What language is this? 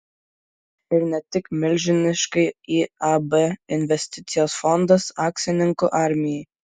Lithuanian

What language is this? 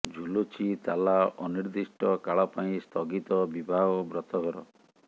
Odia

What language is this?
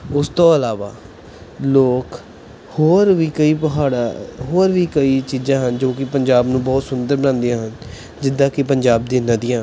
Punjabi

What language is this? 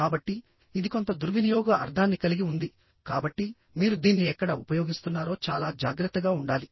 Telugu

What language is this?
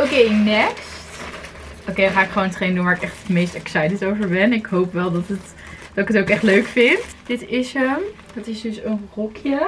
Dutch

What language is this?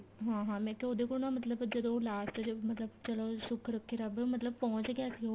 Punjabi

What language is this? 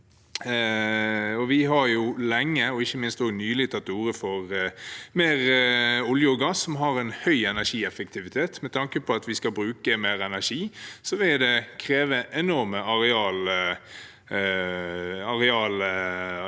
Norwegian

